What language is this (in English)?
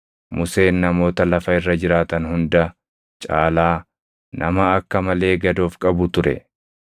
Oromo